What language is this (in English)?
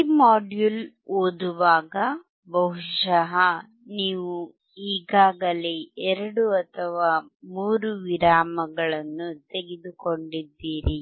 Kannada